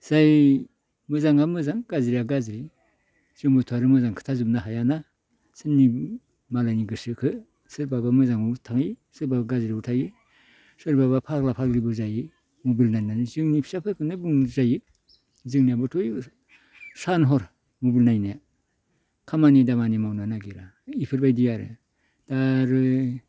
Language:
Bodo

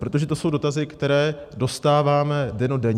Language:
Czech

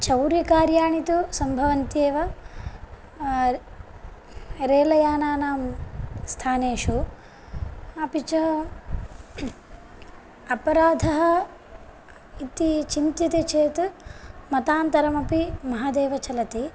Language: Sanskrit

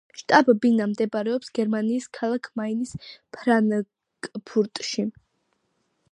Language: Georgian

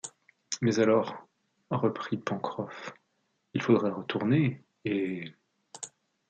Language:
French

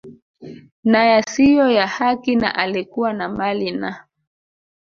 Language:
Swahili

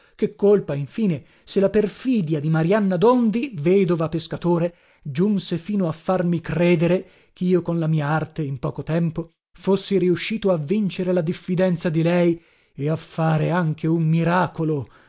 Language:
Italian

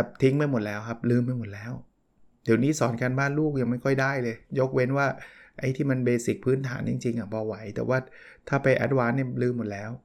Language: Thai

